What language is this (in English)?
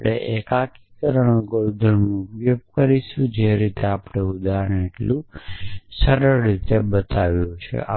Gujarati